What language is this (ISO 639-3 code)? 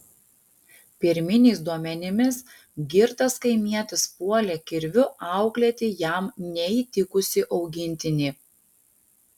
lit